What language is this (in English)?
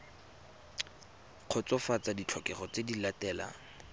Tswana